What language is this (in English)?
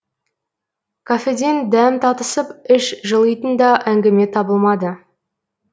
Kazakh